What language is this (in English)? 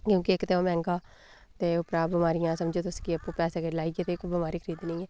Dogri